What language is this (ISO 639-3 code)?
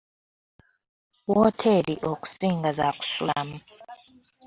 lug